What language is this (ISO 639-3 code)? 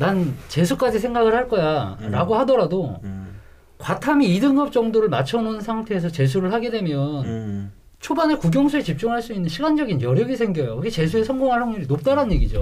kor